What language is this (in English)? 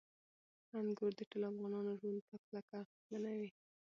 Pashto